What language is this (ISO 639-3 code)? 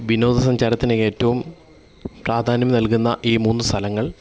mal